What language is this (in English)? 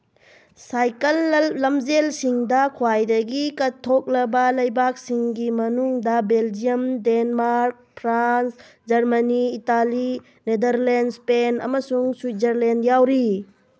Manipuri